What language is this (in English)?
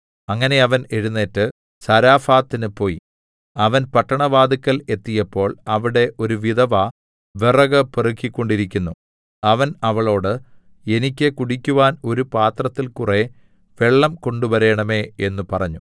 Malayalam